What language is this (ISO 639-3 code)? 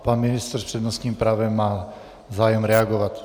ces